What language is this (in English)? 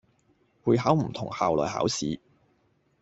Cantonese